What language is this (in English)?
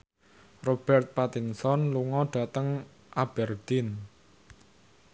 Javanese